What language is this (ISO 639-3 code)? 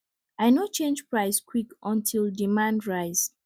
pcm